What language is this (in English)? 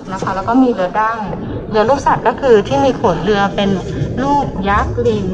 Thai